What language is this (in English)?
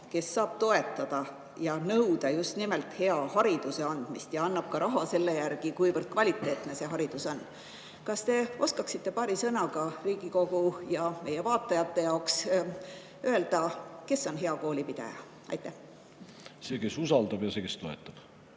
Estonian